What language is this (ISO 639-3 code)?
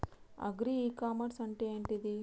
tel